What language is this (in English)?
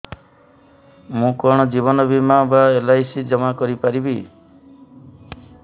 Odia